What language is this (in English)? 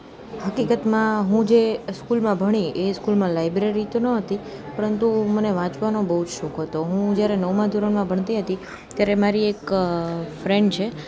Gujarati